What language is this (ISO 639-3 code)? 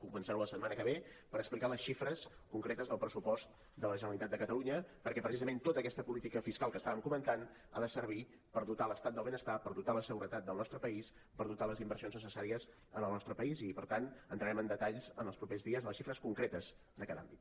cat